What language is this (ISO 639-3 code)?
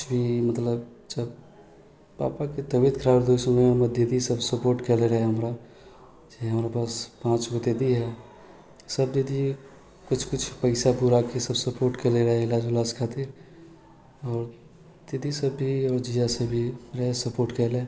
mai